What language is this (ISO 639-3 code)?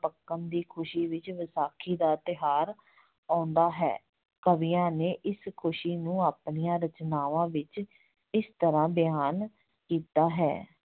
pan